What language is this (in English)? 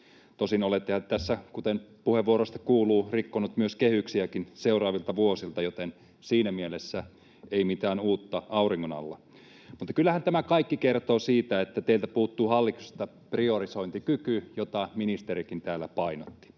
Finnish